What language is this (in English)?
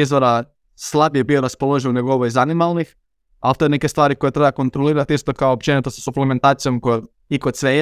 Croatian